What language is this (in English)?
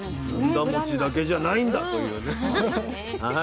Japanese